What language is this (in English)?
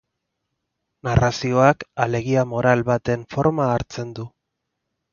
Basque